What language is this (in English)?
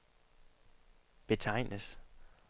Danish